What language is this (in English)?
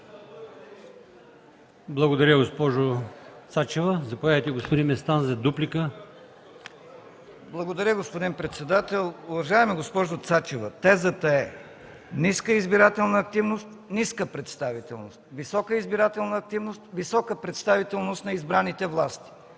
Bulgarian